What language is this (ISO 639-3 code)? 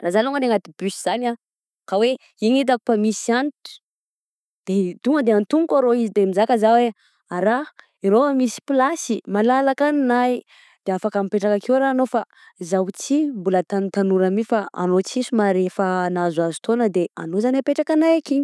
bzc